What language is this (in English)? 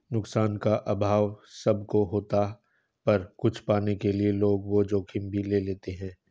Hindi